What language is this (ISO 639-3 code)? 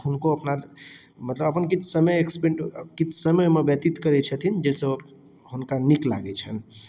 mai